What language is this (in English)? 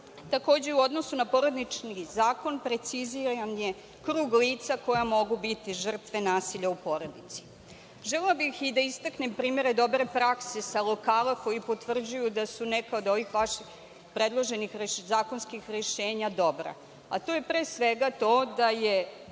Serbian